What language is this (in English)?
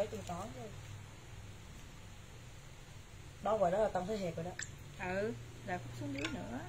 Vietnamese